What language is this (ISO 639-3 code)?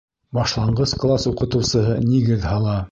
bak